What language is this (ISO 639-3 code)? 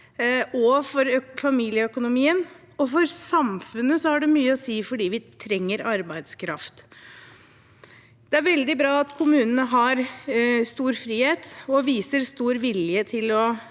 nor